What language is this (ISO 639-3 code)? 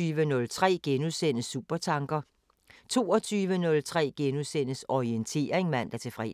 dan